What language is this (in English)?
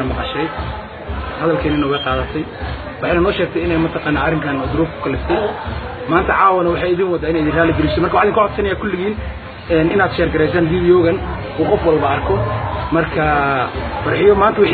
Arabic